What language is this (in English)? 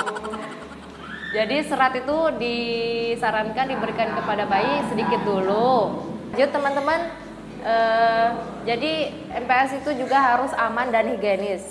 Indonesian